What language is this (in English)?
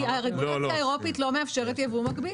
Hebrew